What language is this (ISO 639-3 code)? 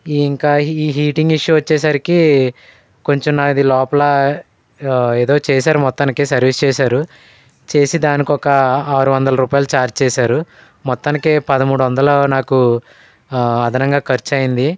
tel